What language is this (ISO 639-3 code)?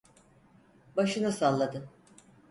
tur